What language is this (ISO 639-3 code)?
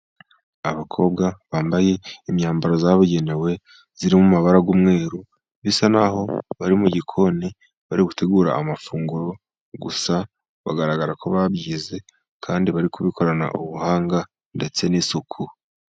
kin